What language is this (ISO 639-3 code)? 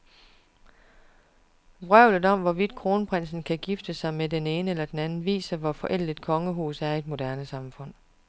dan